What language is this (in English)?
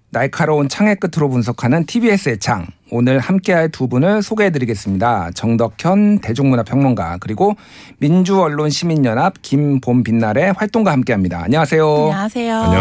Korean